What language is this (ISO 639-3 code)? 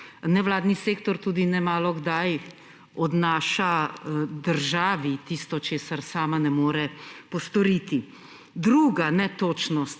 slv